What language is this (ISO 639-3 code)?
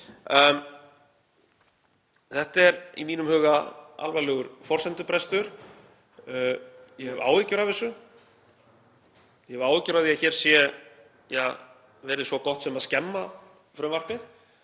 isl